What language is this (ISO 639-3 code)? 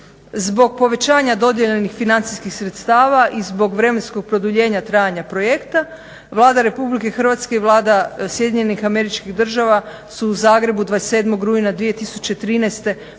hrv